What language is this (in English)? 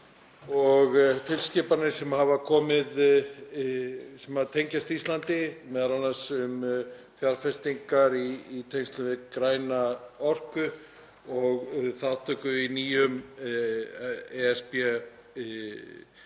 Icelandic